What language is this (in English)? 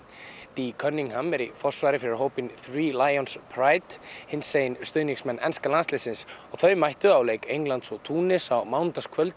Icelandic